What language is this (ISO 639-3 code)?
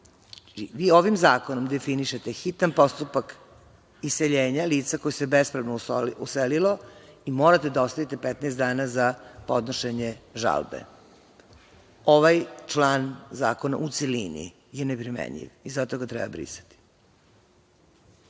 srp